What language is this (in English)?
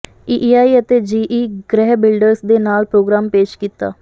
Punjabi